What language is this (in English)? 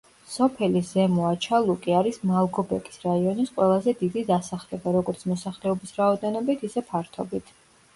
Georgian